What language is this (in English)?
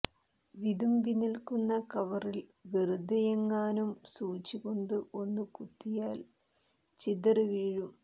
Malayalam